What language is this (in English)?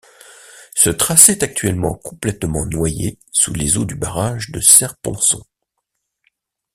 French